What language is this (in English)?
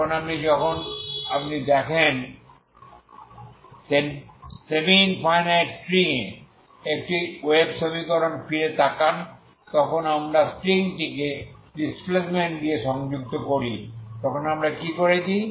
Bangla